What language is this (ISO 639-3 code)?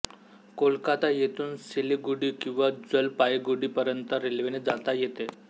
mar